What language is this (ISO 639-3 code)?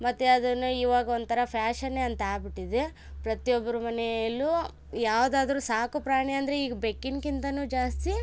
kan